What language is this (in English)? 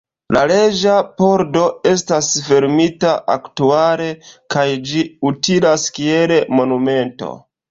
Esperanto